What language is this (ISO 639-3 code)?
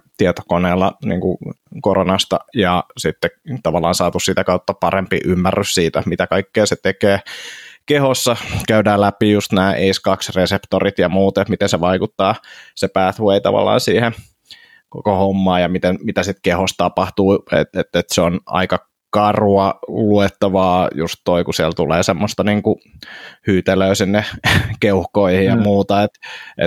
fin